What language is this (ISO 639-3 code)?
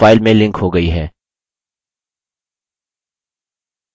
hin